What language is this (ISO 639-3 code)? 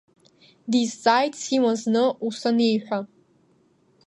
abk